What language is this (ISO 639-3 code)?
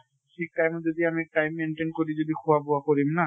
asm